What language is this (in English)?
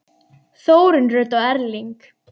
Icelandic